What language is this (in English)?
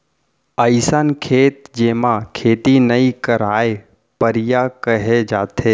Chhattisgarhi